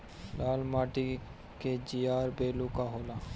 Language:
Bhojpuri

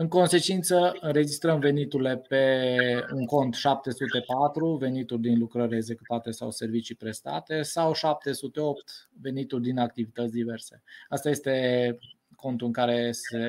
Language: Romanian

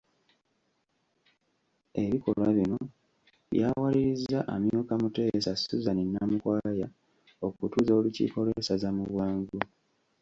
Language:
Ganda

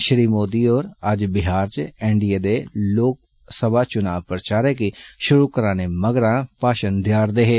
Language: Dogri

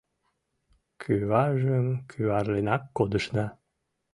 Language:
Mari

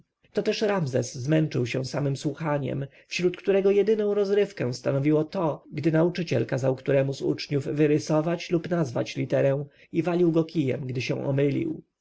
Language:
Polish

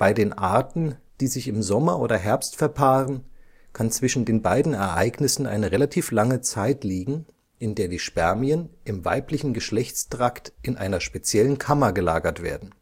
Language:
German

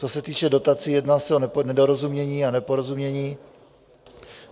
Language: Czech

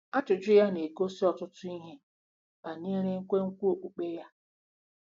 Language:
Igbo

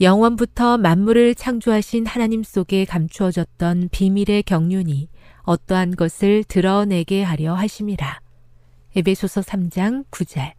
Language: Korean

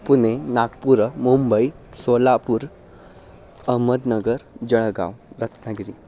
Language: Sanskrit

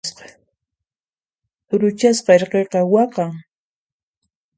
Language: Puno Quechua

